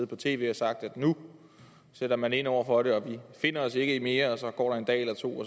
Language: Danish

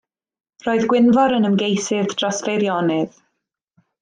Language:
Welsh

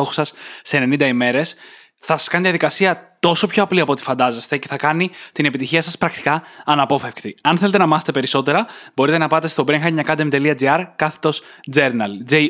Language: Greek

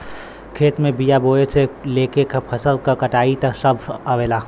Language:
Bhojpuri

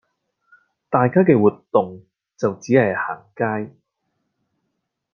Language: Cantonese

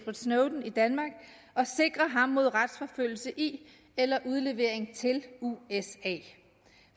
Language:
Danish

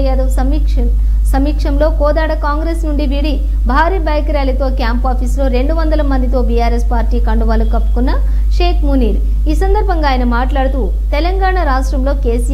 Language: Arabic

